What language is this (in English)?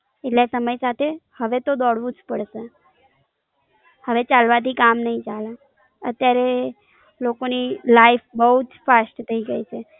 Gujarati